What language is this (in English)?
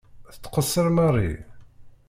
Kabyle